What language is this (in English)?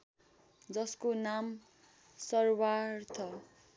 Nepali